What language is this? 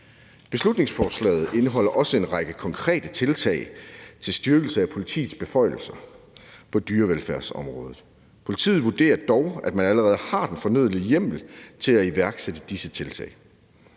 Danish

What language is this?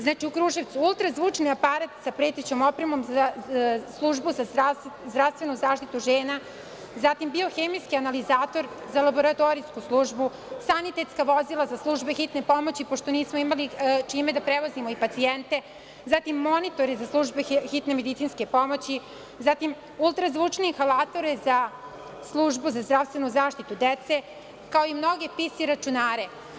Serbian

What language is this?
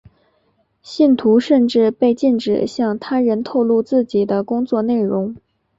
Chinese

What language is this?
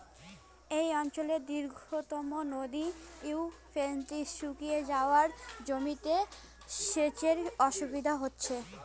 Bangla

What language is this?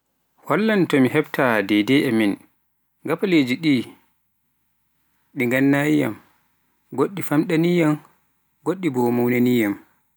Pular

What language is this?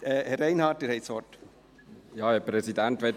Swiss German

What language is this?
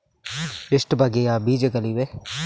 Kannada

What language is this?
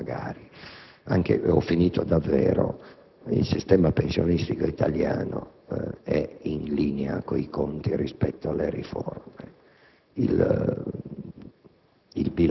Italian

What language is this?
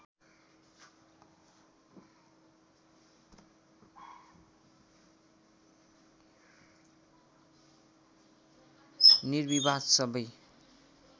Nepali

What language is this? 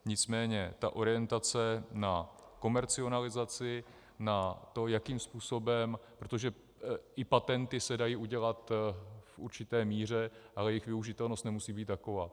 Czech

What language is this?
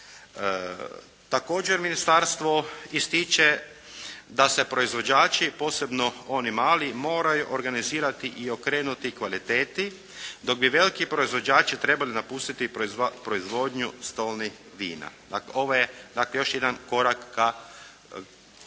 Croatian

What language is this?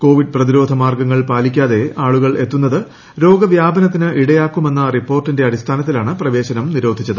Malayalam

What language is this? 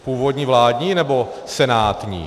Czech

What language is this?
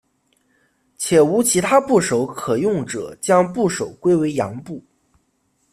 Chinese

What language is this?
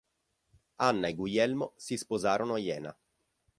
Italian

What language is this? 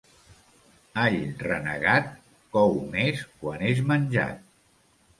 Catalan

